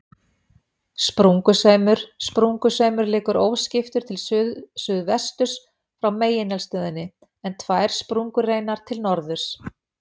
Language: Icelandic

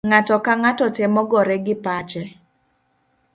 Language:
Luo (Kenya and Tanzania)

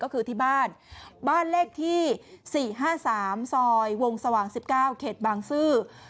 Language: Thai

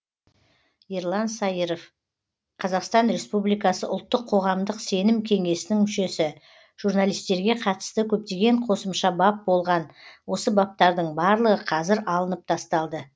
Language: Kazakh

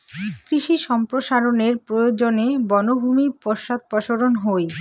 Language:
Bangla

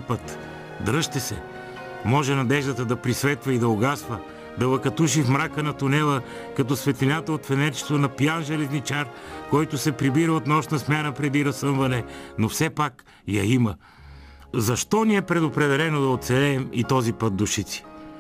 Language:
Bulgarian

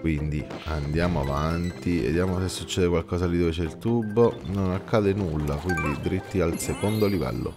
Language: Italian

